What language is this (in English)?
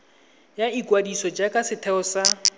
Tswana